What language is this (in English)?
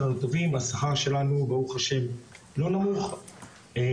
Hebrew